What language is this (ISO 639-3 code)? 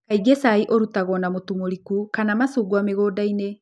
kik